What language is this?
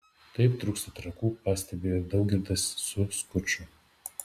Lithuanian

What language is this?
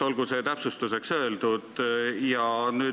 Estonian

